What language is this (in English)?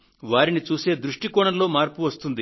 Telugu